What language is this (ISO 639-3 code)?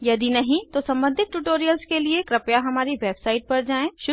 hin